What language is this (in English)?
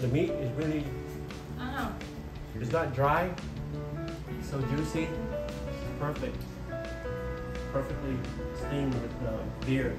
Vietnamese